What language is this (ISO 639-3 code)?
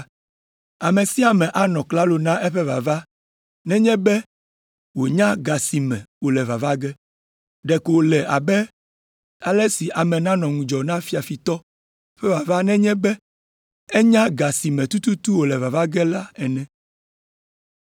ewe